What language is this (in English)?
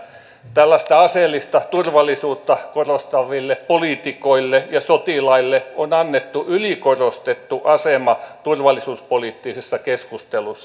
Finnish